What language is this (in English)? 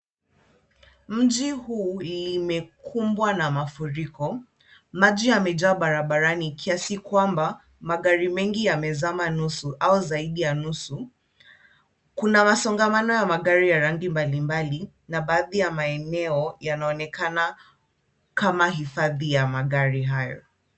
Swahili